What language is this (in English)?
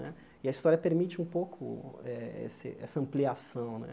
Portuguese